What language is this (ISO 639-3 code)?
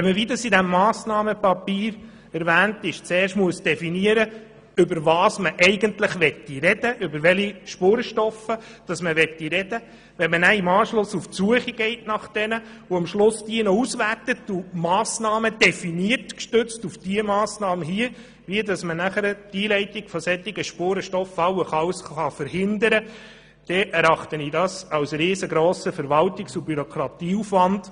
gsw